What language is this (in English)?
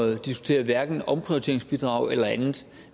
Danish